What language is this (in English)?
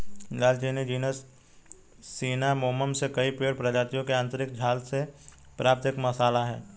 Hindi